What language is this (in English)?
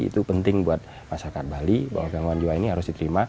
Indonesian